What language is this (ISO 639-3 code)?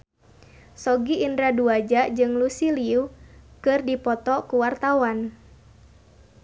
sun